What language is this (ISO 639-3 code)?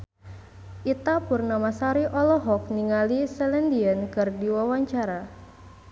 sun